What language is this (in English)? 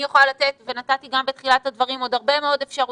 Hebrew